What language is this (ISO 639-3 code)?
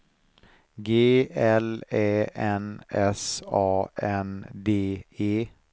swe